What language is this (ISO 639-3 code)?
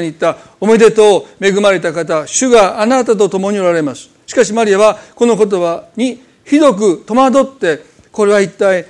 jpn